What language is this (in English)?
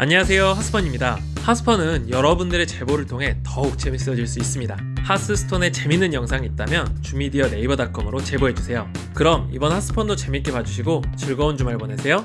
Korean